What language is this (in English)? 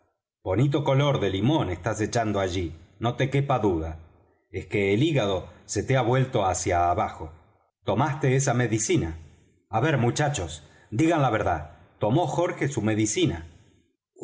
Spanish